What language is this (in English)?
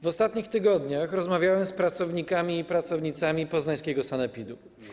Polish